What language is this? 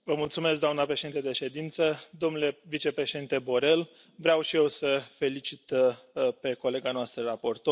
Romanian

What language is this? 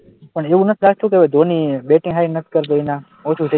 Gujarati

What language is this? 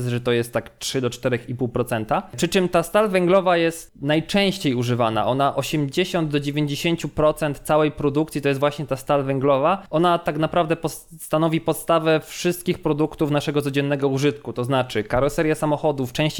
Polish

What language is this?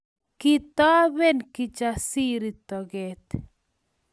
Kalenjin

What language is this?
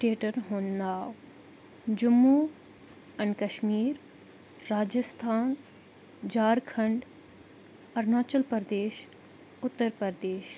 Kashmiri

